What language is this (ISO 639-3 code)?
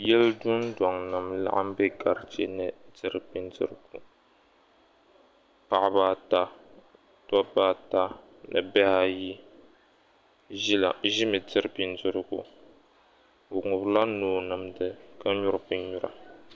dag